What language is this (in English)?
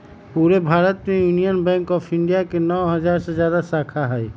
Magahi